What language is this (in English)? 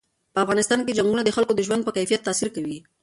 Pashto